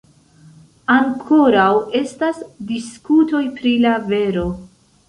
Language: Esperanto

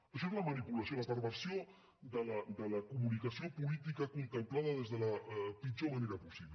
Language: Catalan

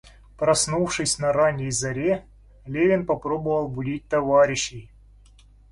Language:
Russian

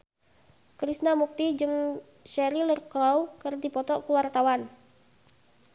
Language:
Sundanese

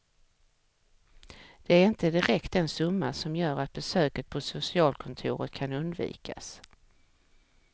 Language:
Swedish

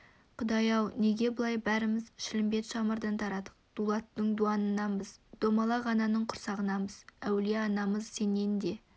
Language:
Kazakh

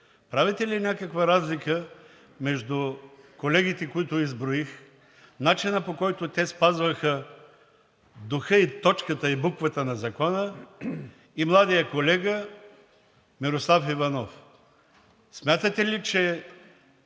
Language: Bulgarian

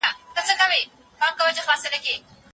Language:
Pashto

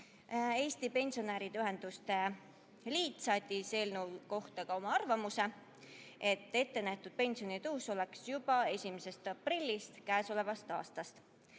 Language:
Estonian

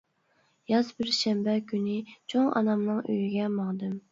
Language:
Uyghur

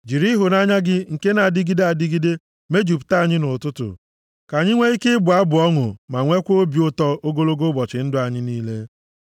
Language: Igbo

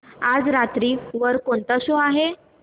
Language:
Marathi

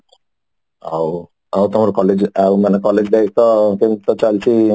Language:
Odia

